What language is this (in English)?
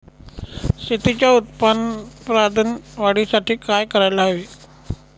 Marathi